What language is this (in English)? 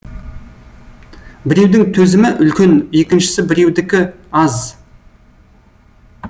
Kazakh